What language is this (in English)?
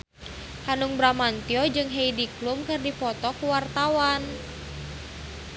Sundanese